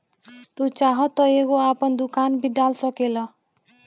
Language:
Bhojpuri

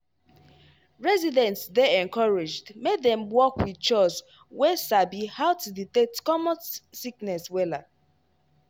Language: Nigerian Pidgin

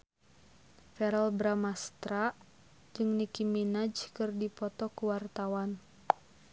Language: Sundanese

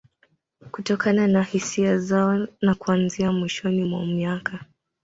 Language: Swahili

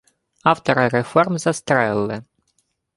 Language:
Ukrainian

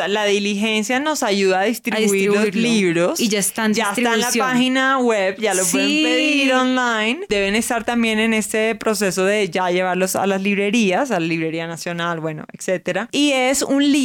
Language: Spanish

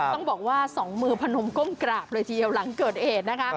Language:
Thai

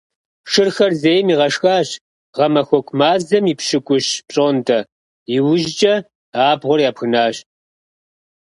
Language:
Kabardian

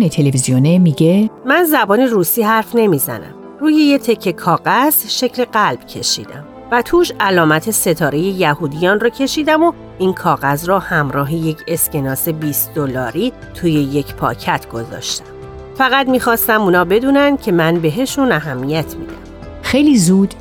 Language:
Persian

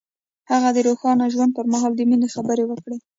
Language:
Pashto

